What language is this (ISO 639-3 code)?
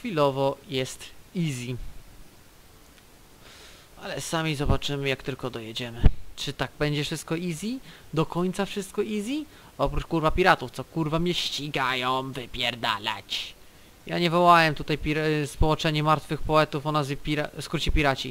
pol